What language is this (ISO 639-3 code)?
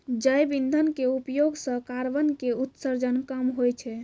mai